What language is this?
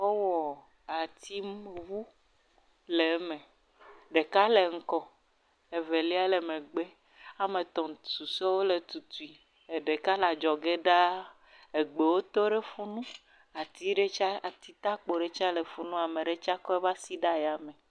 Ewe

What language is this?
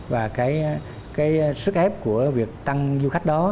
Vietnamese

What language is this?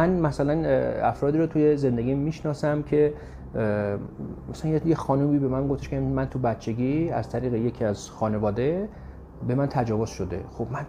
Persian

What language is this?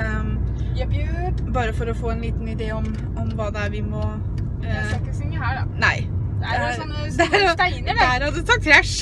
Norwegian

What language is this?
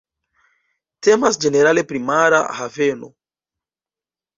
Esperanto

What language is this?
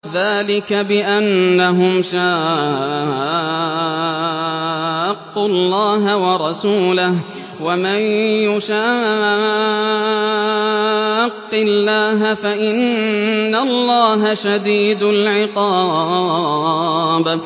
Arabic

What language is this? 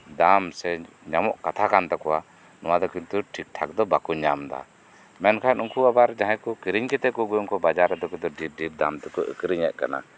Santali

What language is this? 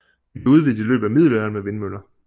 Danish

